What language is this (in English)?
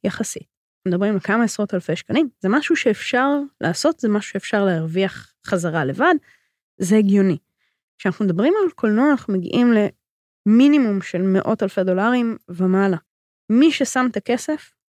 Hebrew